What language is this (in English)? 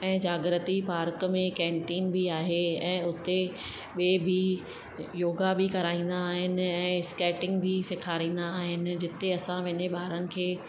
Sindhi